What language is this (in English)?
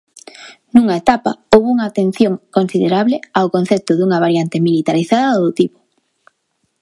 Galician